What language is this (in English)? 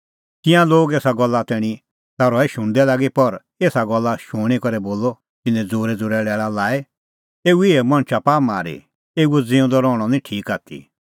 Kullu Pahari